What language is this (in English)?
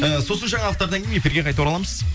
Kazakh